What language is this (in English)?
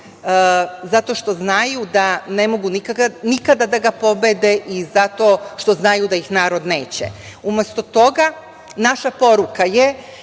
Serbian